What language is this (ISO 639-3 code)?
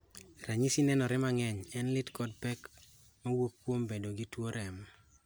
luo